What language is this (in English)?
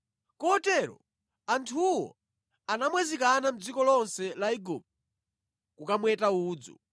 Nyanja